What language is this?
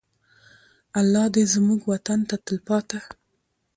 Pashto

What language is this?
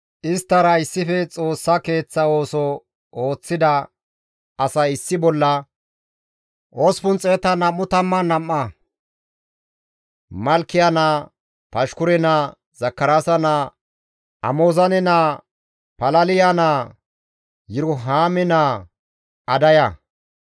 Gamo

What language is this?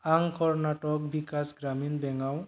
Bodo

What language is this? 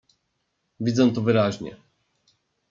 Polish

